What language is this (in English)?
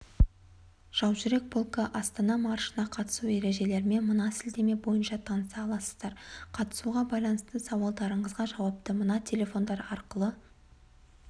Kazakh